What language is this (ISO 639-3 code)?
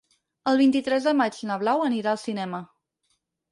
cat